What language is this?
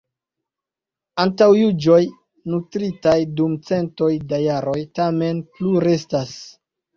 Esperanto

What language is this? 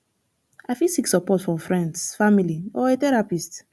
Nigerian Pidgin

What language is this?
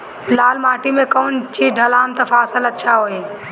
Bhojpuri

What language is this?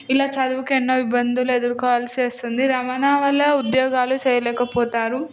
Telugu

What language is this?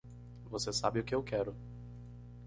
Portuguese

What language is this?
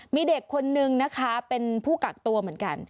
Thai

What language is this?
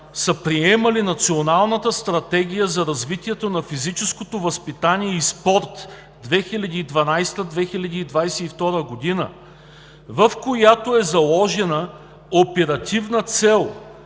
Bulgarian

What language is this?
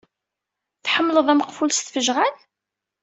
Kabyle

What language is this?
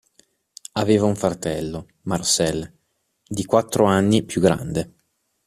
Italian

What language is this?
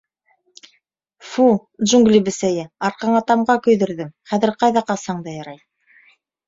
Bashkir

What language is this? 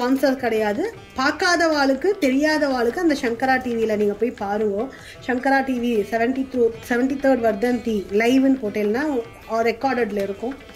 Romanian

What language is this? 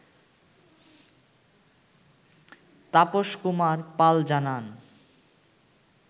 Bangla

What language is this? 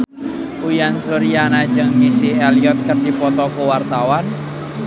Sundanese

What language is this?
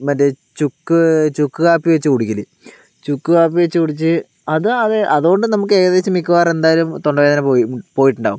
Malayalam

